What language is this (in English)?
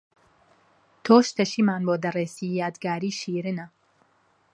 Central Kurdish